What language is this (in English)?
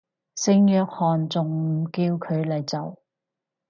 Cantonese